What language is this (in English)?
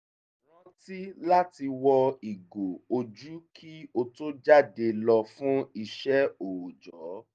Yoruba